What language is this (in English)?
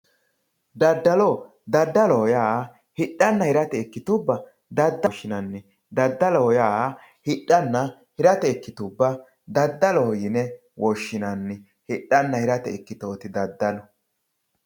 Sidamo